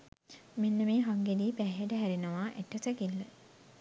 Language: Sinhala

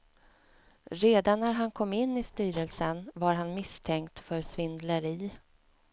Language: Swedish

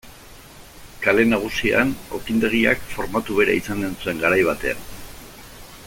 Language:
Basque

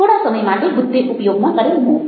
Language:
Gujarati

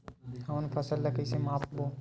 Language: Chhattisgarhi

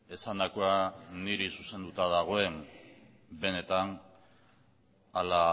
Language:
Basque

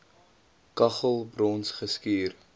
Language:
Afrikaans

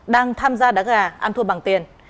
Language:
Vietnamese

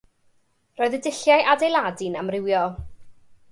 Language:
Welsh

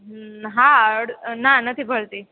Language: Gujarati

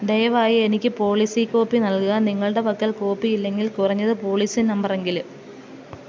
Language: Malayalam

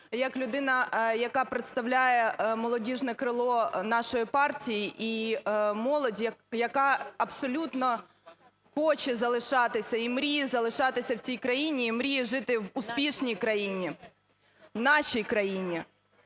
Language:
Ukrainian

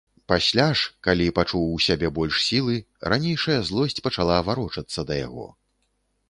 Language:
Belarusian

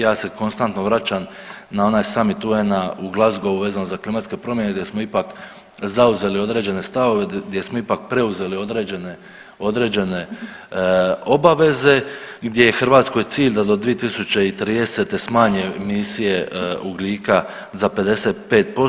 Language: Croatian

